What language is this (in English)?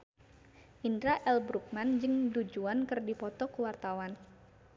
Sundanese